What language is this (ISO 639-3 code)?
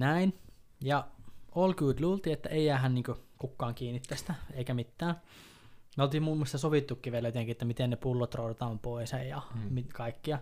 fin